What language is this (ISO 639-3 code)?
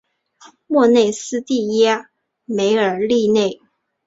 zho